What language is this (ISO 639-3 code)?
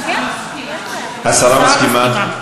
heb